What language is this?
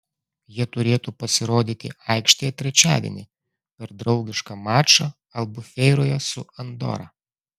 Lithuanian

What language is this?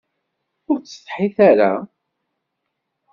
Kabyle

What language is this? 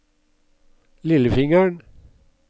Norwegian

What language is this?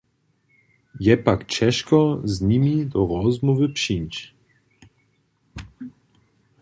Upper Sorbian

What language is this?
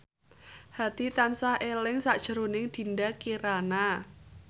Javanese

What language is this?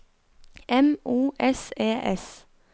Norwegian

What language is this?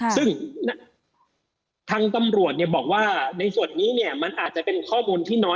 Thai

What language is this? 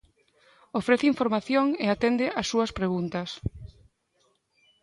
Galician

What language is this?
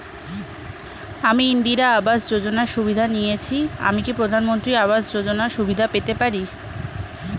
Bangla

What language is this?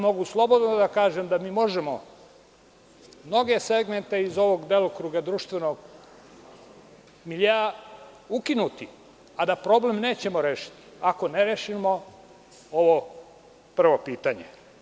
Serbian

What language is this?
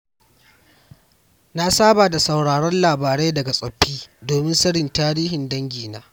Hausa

